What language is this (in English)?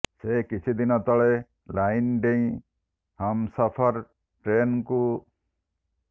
Odia